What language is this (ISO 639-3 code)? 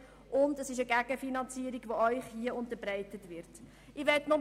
gsw